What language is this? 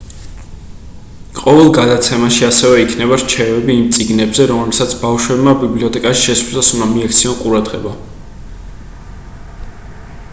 Georgian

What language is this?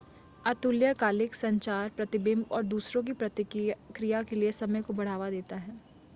Hindi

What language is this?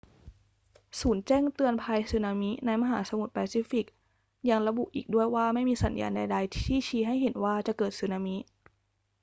Thai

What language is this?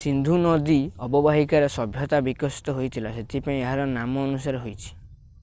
Odia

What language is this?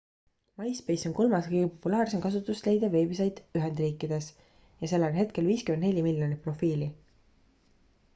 Estonian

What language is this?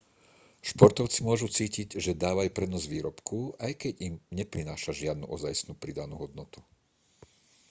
Slovak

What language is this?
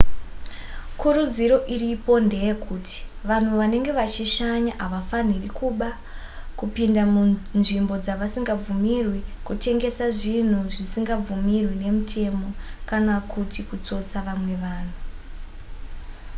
Shona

